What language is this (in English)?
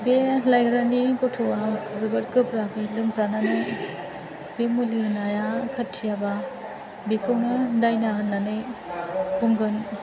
Bodo